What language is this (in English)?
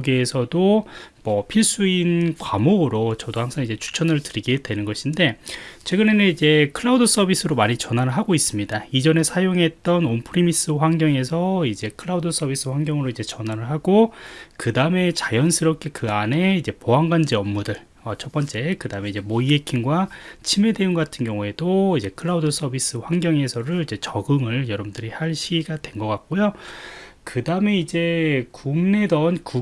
Korean